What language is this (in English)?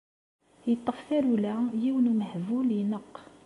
Kabyle